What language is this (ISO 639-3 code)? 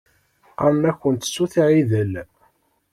kab